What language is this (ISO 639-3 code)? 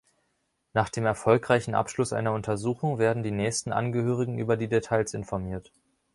deu